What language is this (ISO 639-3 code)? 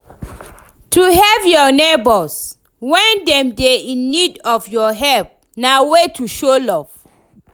pcm